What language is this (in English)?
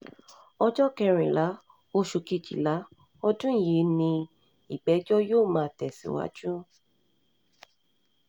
Yoruba